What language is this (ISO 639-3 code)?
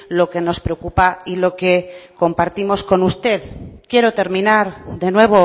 spa